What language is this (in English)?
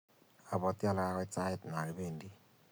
Kalenjin